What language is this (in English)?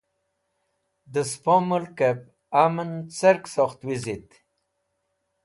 Wakhi